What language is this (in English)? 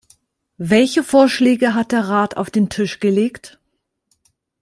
German